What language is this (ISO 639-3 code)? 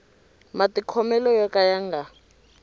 tso